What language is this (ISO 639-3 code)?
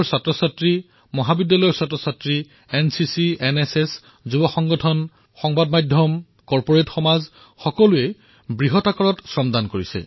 asm